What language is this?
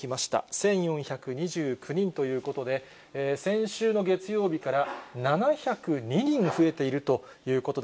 Japanese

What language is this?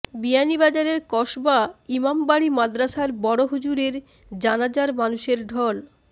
Bangla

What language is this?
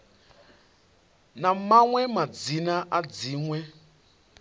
Venda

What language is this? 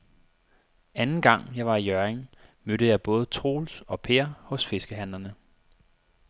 Danish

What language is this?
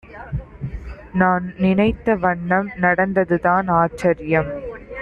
Tamil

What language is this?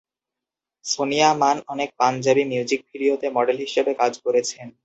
Bangla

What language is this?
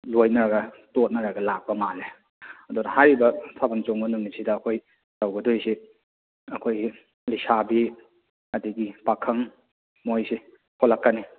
Manipuri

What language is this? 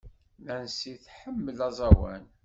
Kabyle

